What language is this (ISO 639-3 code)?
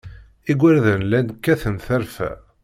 kab